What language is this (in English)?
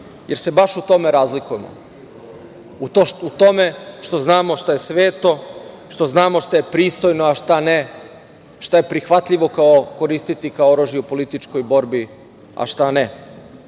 Serbian